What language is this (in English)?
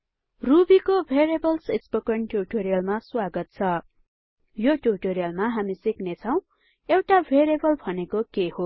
Nepali